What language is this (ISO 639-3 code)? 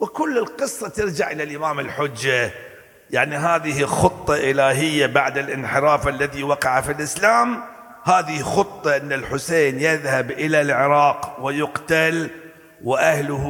ara